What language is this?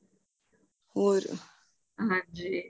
Punjabi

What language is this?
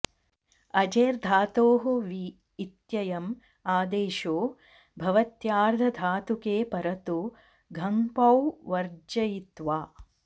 Sanskrit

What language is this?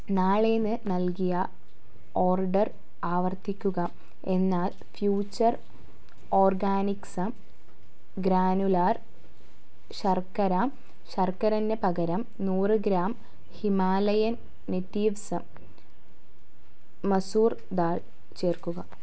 Malayalam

